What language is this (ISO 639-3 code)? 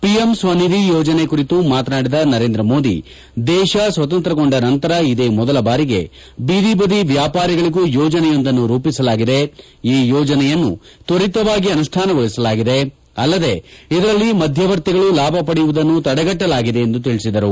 kan